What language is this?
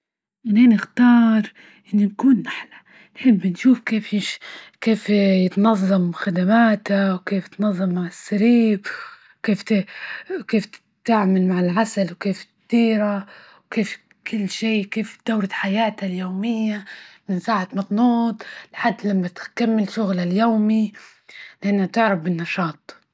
Libyan Arabic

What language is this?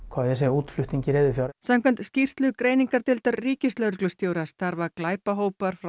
Icelandic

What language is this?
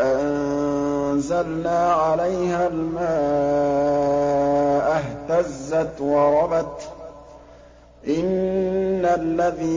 Arabic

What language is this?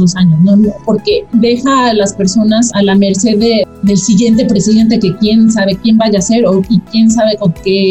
Spanish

